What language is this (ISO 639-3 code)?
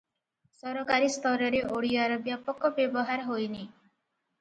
ori